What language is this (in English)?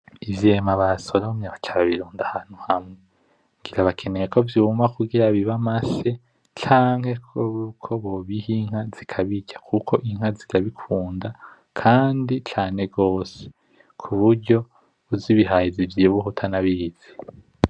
Rundi